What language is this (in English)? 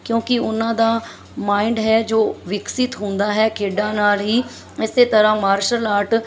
Punjabi